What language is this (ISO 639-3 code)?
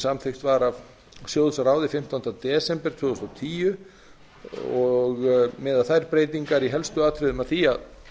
isl